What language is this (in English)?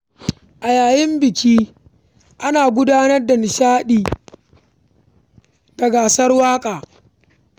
Hausa